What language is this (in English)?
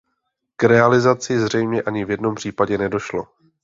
Czech